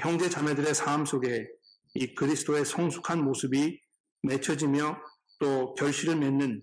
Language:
Korean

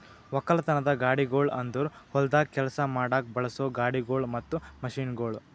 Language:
Kannada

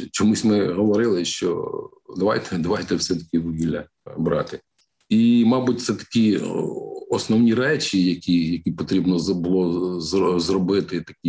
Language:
Ukrainian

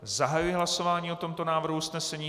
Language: Czech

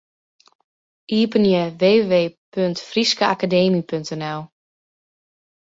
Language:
Western Frisian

